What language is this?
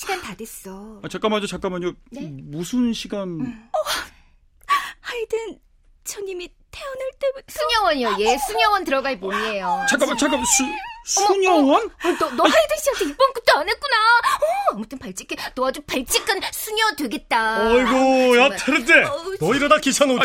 Korean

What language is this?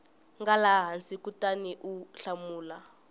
Tsonga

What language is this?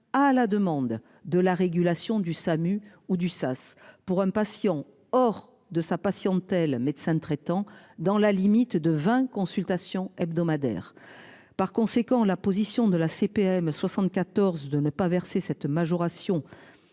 French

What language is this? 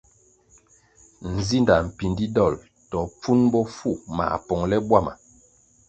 Kwasio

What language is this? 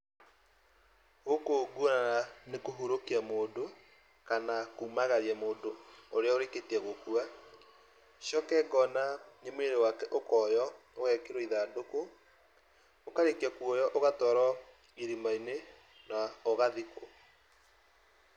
Kikuyu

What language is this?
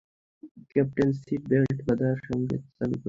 Bangla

